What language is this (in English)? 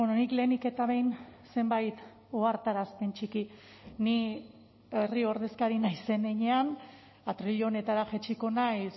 Basque